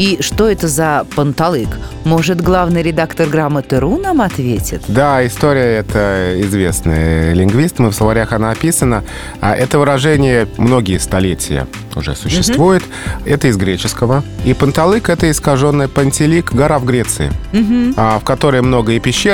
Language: Russian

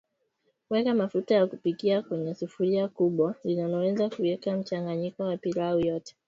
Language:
Swahili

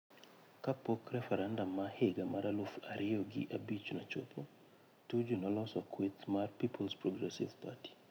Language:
Luo (Kenya and Tanzania)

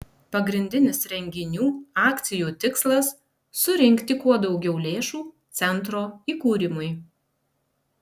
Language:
Lithuanian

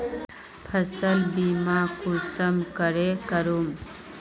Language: Magahi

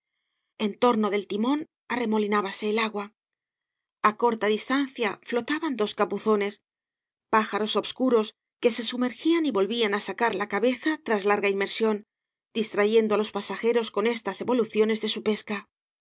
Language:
Spanish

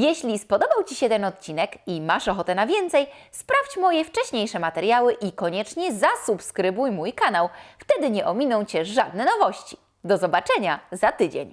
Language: Polish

